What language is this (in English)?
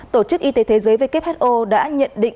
Vietnamese